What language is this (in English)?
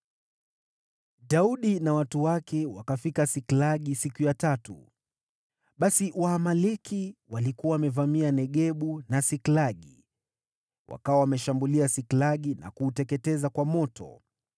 Swahili